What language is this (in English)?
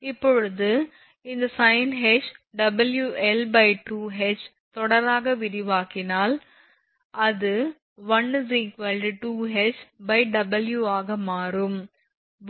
Tamil